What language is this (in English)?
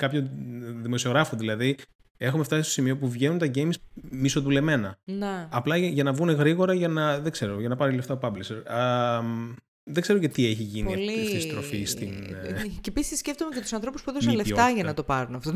Greek